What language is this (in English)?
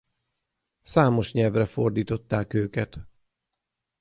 Hungarian